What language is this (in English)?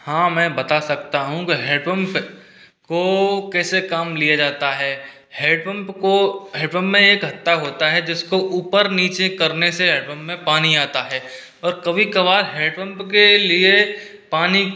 Hindi